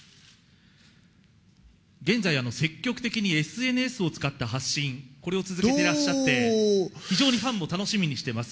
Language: Japanese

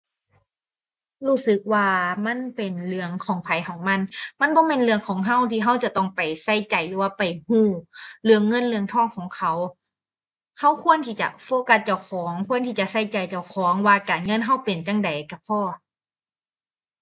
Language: Thai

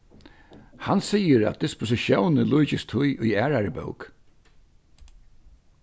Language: Faroese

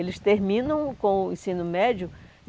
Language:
Portuguese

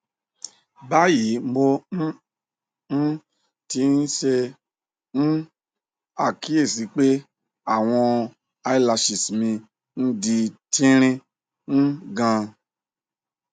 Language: Yoruba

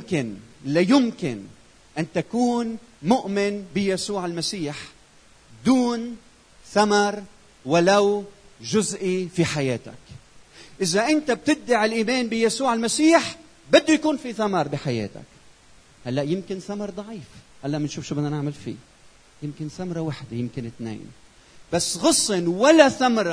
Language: Arabic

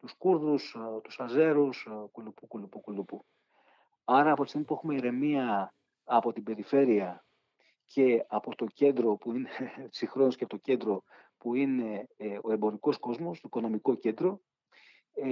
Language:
Greek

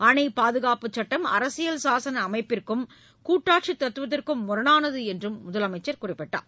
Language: Tamil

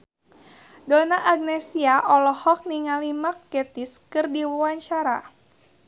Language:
Sundanese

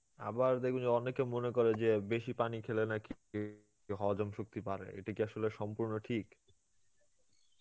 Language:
Bangla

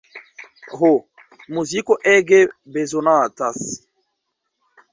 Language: Esperanto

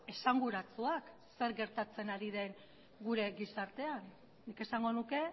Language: Basque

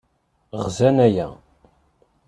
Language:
Kabyle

